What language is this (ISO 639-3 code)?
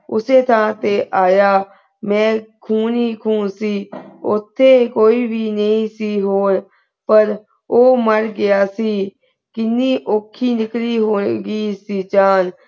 pan